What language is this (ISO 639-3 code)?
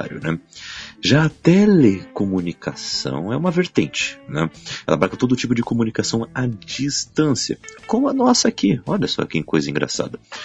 por